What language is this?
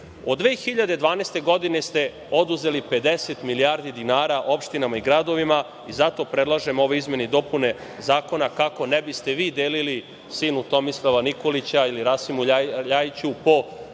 Serbian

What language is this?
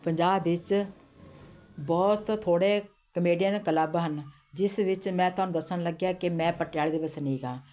Punjabi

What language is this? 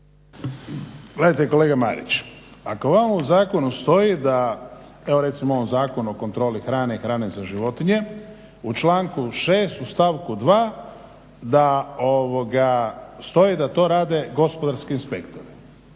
Croatian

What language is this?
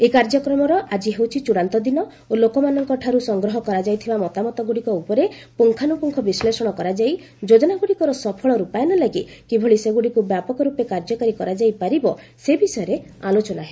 Odia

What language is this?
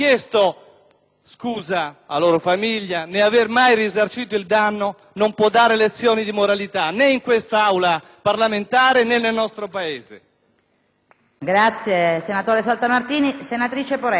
Italian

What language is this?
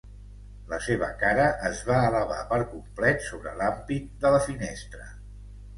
Catalan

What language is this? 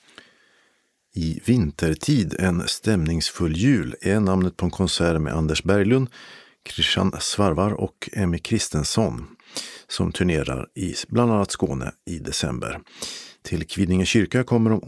Swedish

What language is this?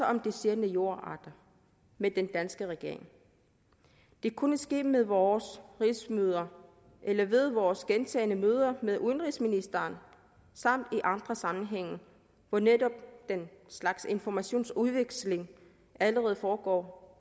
Danish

